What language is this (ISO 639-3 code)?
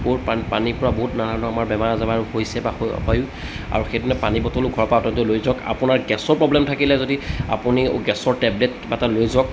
asm